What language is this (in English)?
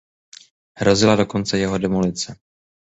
Czech